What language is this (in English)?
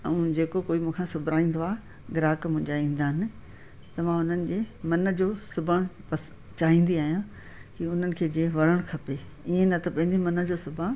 Sindhi